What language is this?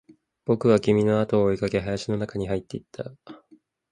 Japanese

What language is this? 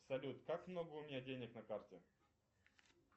Russian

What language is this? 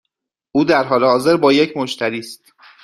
Persian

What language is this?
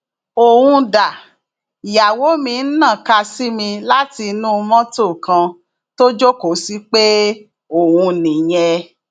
Yoruba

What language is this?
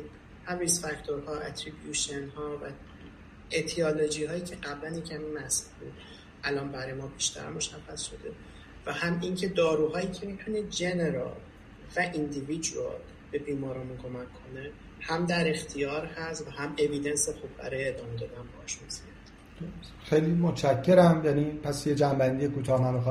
Persian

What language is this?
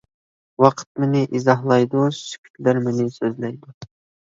Uyghur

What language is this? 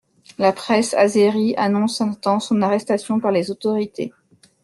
French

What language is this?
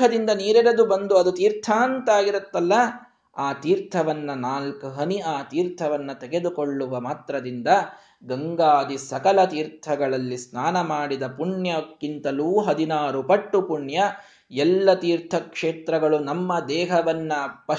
Kannada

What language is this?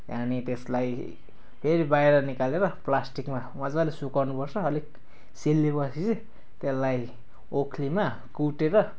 Nepali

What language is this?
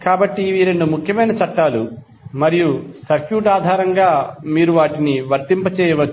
Telugu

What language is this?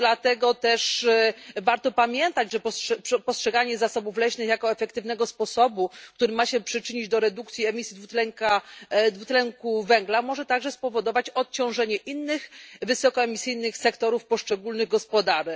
Polish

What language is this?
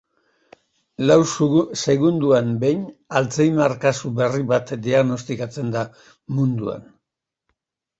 Basque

